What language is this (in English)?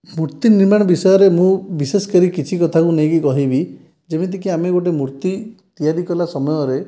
Odia